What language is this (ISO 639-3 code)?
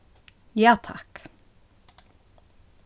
fao